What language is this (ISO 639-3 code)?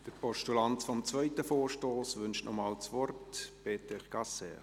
gsw